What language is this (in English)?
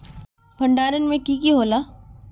Magahi